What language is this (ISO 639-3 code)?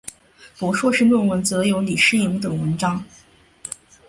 zho